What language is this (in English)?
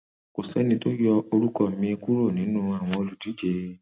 Yoruba